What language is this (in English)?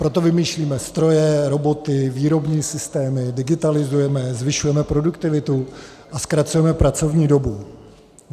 Czech